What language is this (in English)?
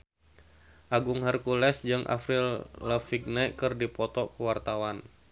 Sundanese